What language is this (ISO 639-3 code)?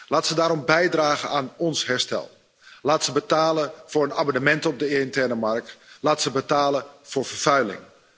nld